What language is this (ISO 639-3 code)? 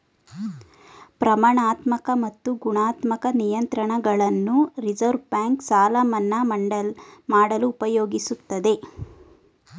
kan